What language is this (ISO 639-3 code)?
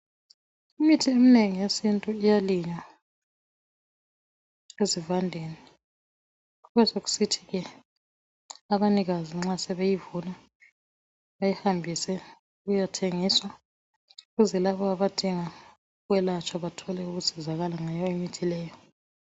nde